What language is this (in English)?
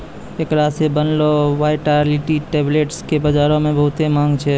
Maithili